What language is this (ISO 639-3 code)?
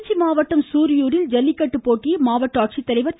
tam